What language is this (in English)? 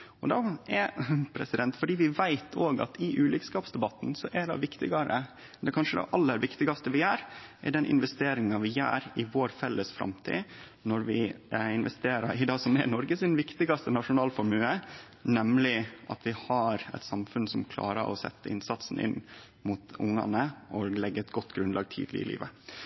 Norwegian Nynorsk